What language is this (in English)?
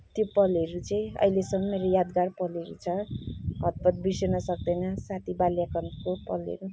Nepali